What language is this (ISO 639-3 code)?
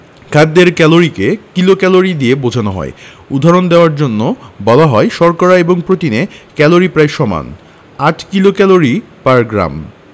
ben